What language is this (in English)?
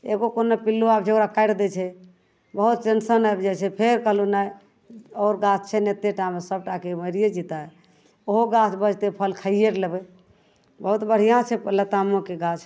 Maithili